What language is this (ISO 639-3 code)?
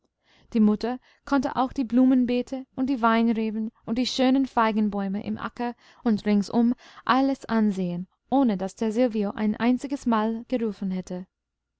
deu